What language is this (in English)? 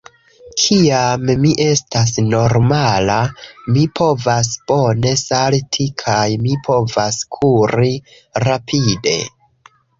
Esperanto